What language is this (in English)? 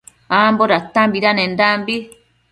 Matsés